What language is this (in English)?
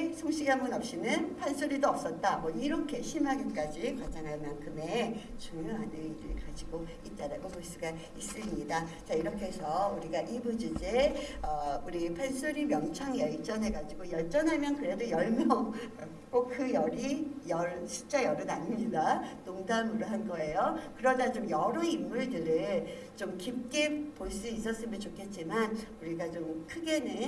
Korean